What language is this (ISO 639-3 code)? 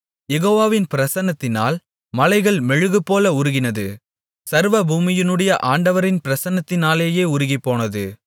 tam